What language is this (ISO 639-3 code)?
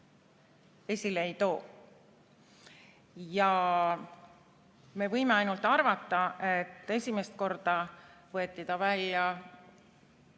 est